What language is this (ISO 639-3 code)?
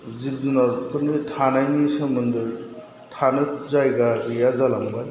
brx